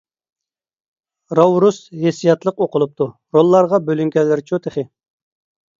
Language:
Uyghur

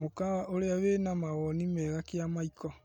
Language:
Kikuyu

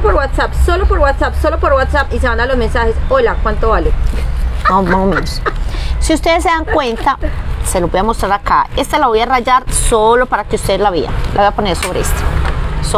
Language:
Spanish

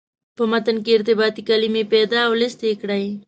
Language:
Pashto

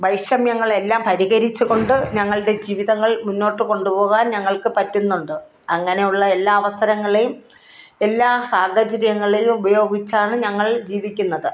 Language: Malayalam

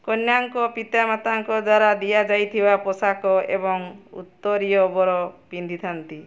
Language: Odia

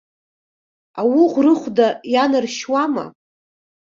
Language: Abkhazian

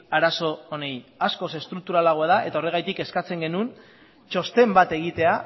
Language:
Basque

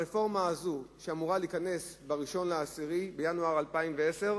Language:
Hebrew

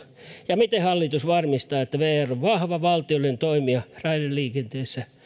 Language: Finnish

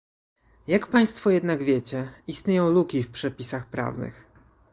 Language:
Polish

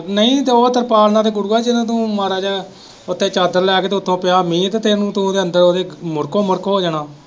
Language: Punjabi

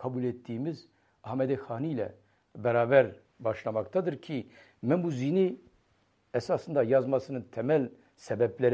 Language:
Turkish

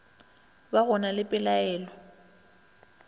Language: Northern Sotho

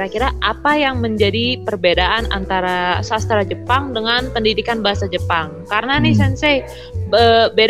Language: Indonesian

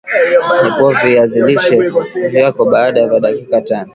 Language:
Swahili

